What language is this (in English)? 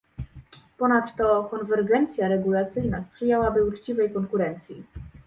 Polish